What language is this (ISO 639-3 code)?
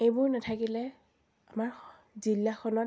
asm